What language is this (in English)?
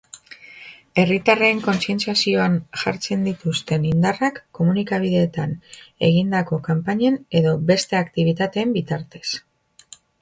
Basque